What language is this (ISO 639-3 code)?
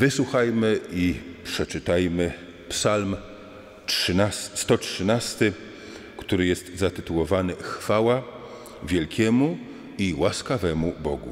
pol